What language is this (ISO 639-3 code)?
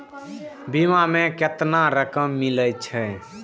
mai